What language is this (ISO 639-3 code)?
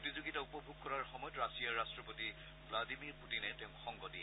asm